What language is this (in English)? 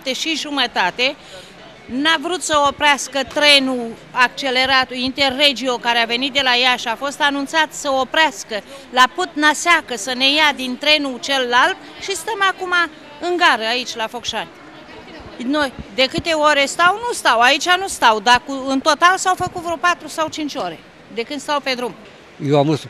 Romanian